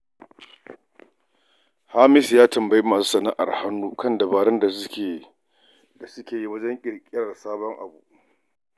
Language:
Hausa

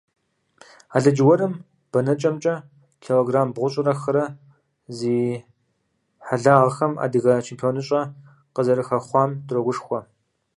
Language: Kabardian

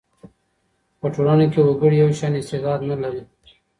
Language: Pashto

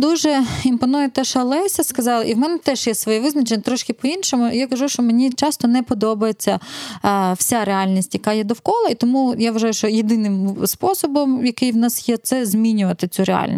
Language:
Ukrainian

